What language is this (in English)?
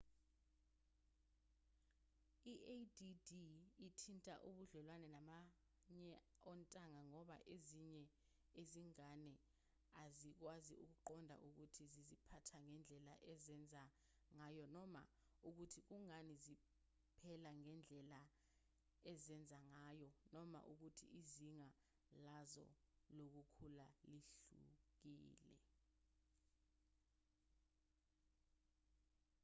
Zulu